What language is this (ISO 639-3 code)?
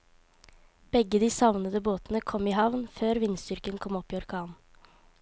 nor